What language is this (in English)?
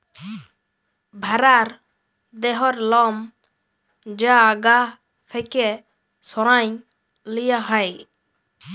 Bangla